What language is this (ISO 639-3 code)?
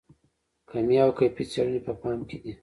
pus